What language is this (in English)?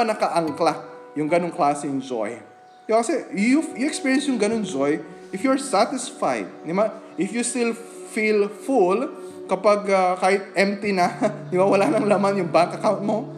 Filipino